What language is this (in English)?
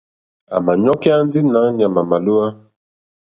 Mokpwe